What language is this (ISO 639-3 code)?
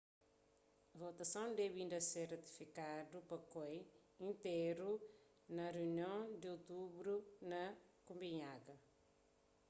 kea